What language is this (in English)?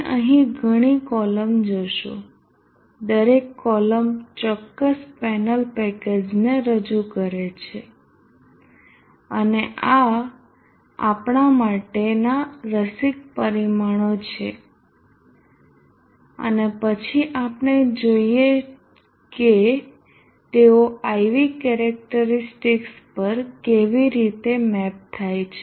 Gujarati